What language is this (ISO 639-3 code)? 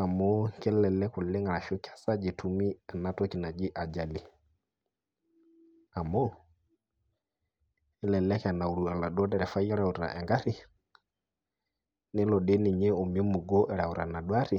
mas